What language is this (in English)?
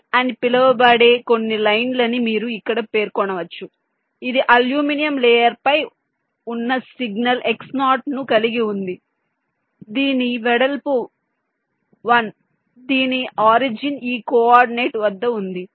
Telugu